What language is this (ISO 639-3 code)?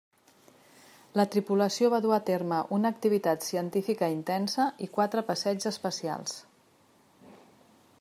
cat